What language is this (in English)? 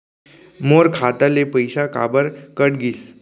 Chhattisgarhi